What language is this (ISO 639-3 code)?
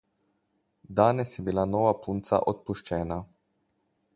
slv